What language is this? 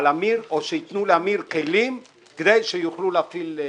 Hebrew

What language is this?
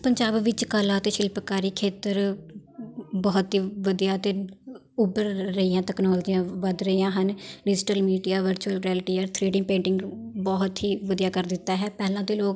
Punjabi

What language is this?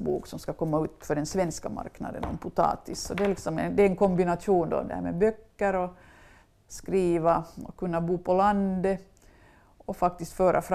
Swedish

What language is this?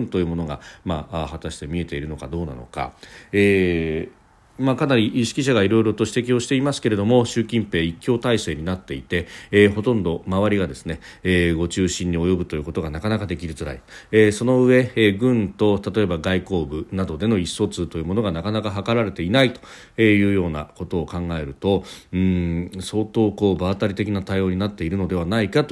Japanese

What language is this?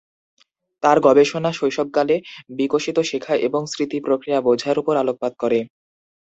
Bangla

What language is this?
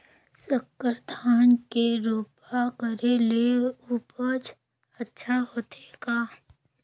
Chhattisgarhi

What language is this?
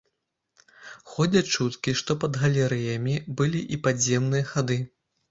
Belarusian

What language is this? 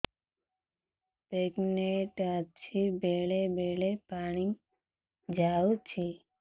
Odia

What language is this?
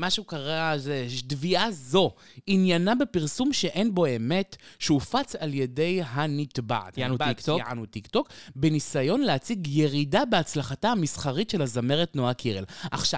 Hebrew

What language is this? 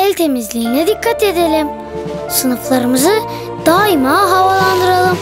Turkish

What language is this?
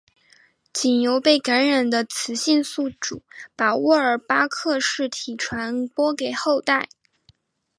Chinese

